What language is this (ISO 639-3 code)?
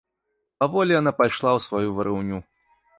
bel